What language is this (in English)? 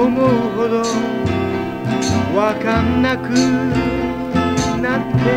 Spanish